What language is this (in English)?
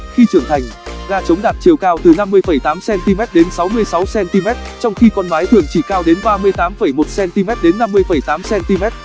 Vietnamese